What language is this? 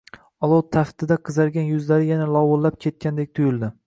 Uzbek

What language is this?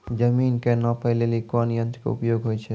Maithili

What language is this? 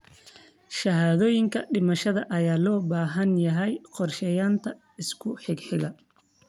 Somali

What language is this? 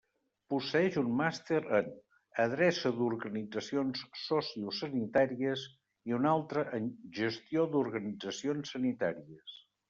Catalan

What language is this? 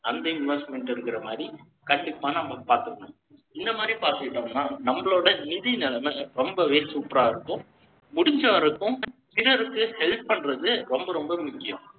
Tamil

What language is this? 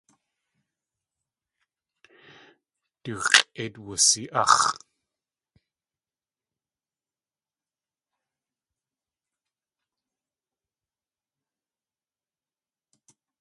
Tlingit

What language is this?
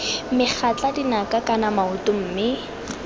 Tswana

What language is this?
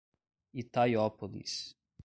Portuguese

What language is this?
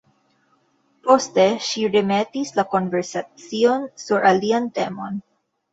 Esperanto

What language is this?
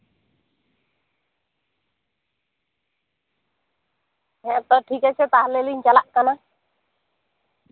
Santali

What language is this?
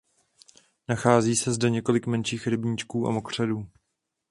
Czech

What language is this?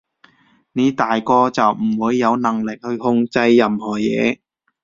Cantonese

